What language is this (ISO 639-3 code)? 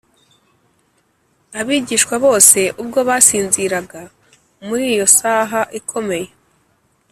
kin